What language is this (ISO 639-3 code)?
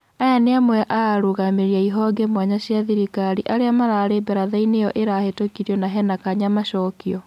kik